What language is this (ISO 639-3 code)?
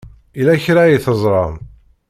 kab